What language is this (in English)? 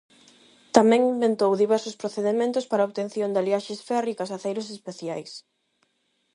Galician